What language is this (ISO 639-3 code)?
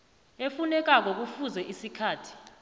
nbl